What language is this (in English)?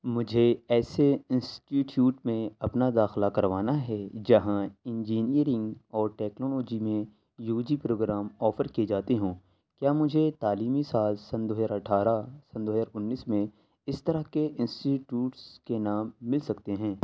Urdu